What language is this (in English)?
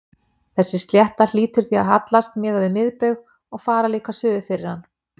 Icelandic